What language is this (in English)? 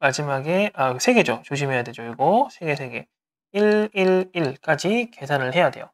Korean